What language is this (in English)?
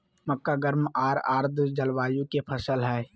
Magahi